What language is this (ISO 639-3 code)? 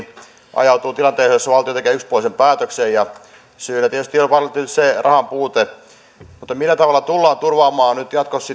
fin